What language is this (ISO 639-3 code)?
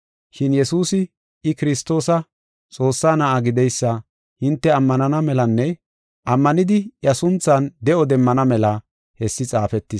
gof